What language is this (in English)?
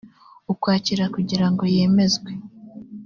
Kinyarwanda